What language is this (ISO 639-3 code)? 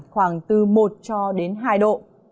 vie